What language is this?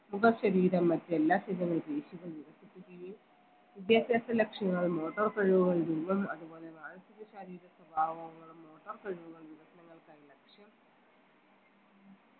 Malayalam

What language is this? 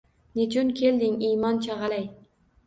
Uzbek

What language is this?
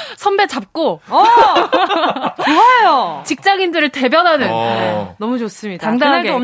Korean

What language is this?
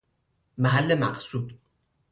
Persian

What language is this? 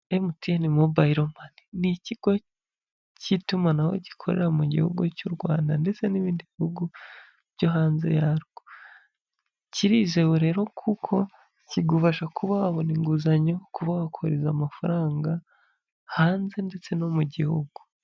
Kinyarwanda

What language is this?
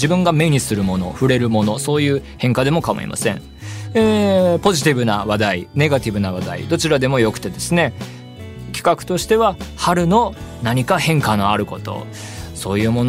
Japanese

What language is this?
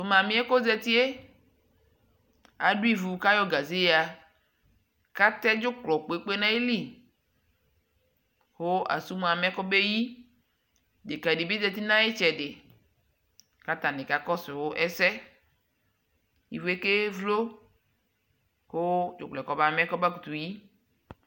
Ikposo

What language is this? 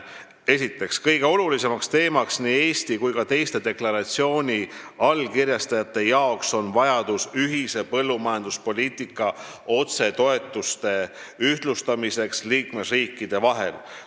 Estonian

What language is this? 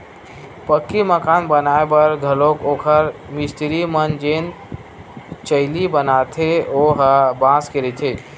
Chhattisgarhi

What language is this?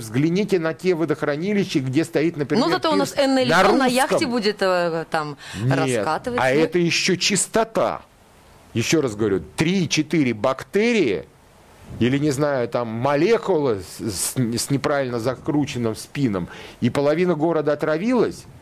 Russian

